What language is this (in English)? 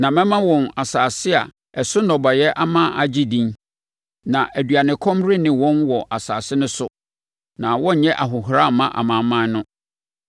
Akan